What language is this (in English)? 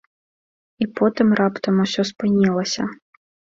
Belarusian